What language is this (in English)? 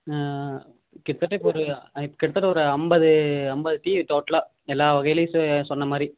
Tamil